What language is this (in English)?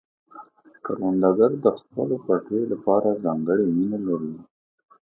Pashto